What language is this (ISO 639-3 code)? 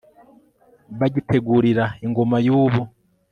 kin